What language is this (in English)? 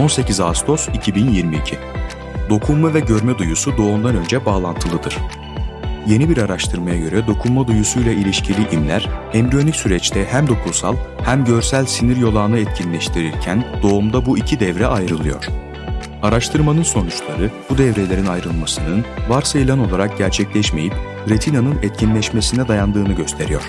Turkish